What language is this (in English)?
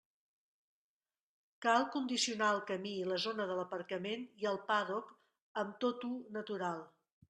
Catalan